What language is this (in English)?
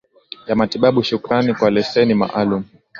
Swahili